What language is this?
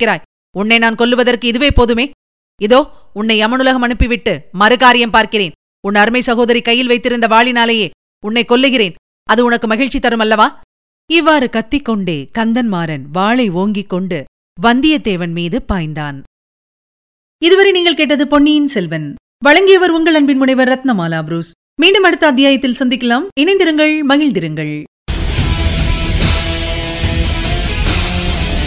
Tamil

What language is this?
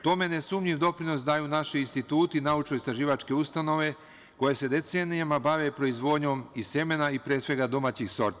Serbian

